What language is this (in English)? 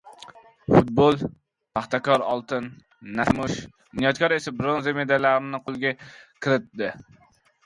Uzbek